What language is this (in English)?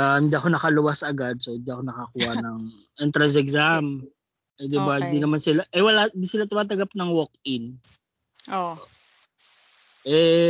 Filipino